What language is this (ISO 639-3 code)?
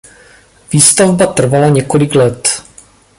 ces